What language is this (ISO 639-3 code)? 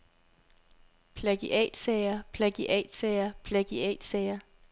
dan